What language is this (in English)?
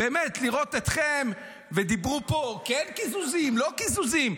Hebrew